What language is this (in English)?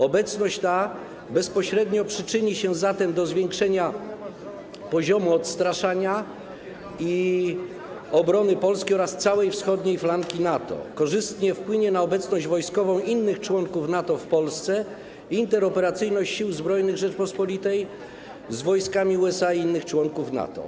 Polish